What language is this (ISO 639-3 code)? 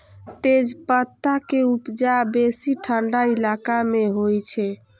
mai